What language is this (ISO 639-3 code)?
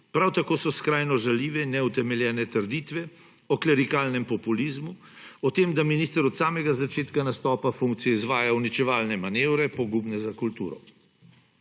slv